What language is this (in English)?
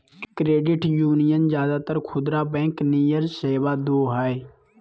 Magahi